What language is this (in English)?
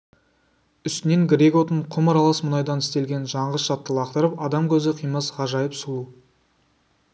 Kazakh